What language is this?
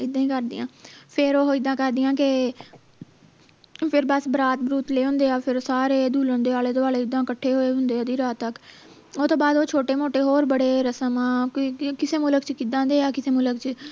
Punjabi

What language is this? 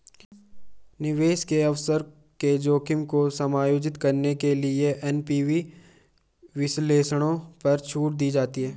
Hindi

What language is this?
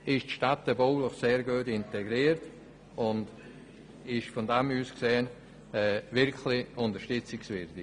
Swiss German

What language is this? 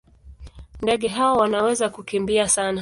Swahili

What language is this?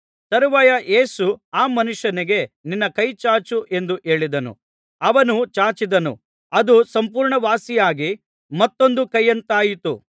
Kannada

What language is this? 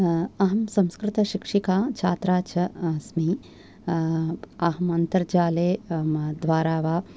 Sanskrit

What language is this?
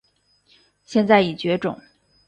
Chinese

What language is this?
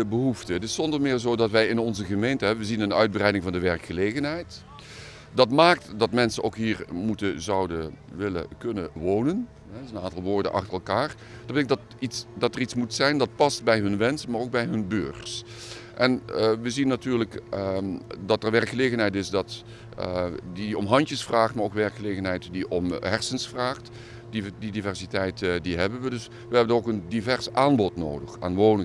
Dutch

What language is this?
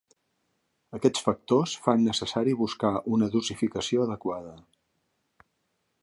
Catalan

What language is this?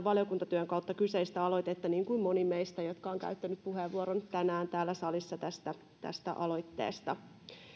Finnish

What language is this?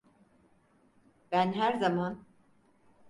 Turkish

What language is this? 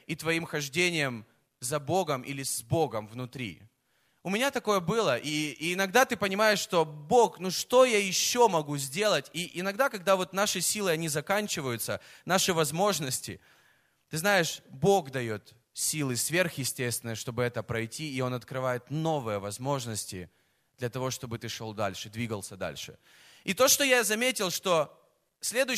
Russian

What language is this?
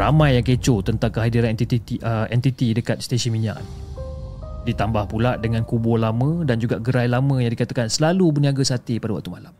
Malay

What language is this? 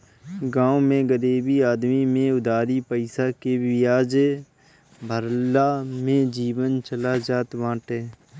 Bhojpuri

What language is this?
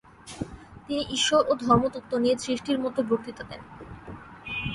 Bangla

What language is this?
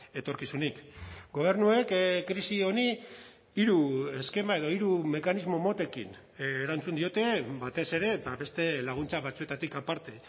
Basque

